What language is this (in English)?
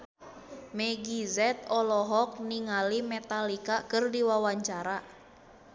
Sundanese